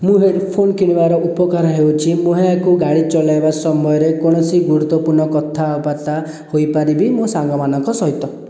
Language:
Odia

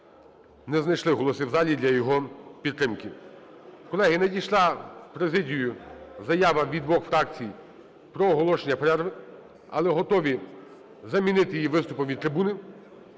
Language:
Ukrainian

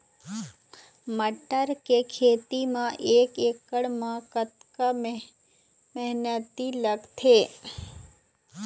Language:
Chhattisgarhi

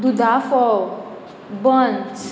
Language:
Konkani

